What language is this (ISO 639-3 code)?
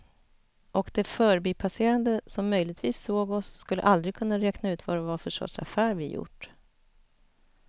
swe